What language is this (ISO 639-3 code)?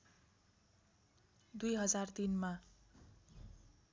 nep